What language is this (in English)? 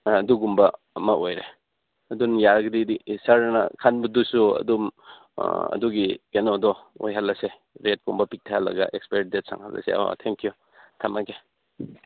Manipuri